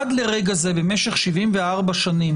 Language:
Hebrew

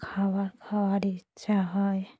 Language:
Bangla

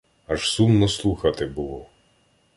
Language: Ukrainian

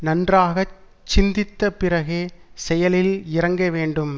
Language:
Tamil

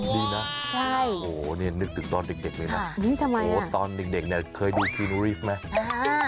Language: Thai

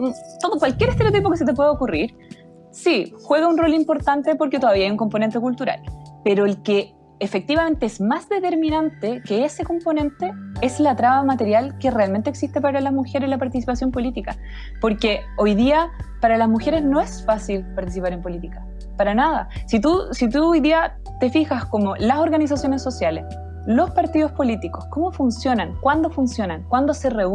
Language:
Spanish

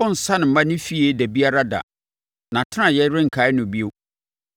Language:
Akan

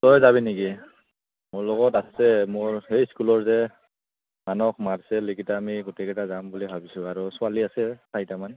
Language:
Assamese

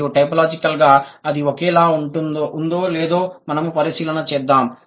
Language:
Telugu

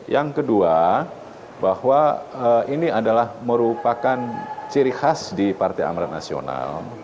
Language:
Indonesian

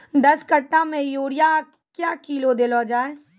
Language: Maithili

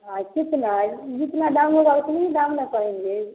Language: Hindi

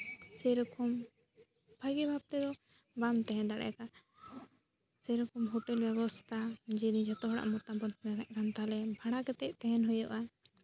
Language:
Santali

